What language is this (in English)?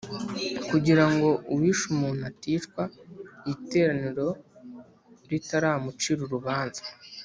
Kinyarwanda